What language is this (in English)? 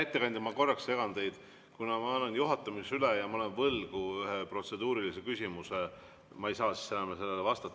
Estonian